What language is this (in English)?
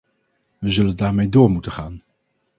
Dutch